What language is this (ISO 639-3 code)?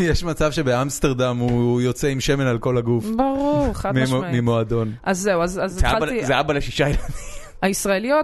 heb